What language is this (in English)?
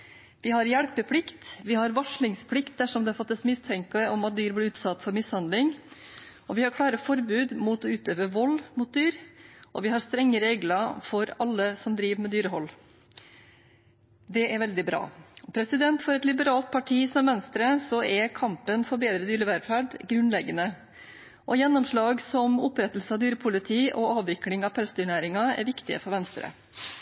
Norwegian Bokmål